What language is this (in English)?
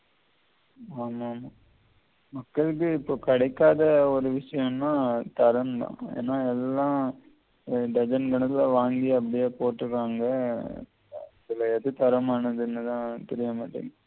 Tamil